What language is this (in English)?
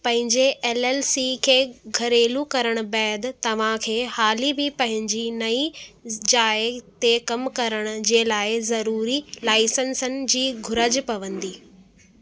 Sindhi